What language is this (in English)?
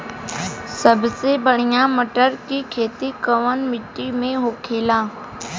Bhojpuri